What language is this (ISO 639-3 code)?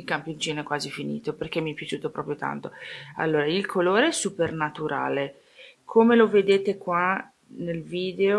ita